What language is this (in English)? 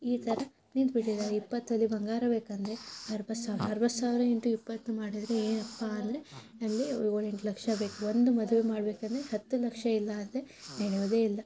Kannada